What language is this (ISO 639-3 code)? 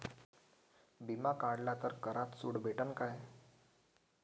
mar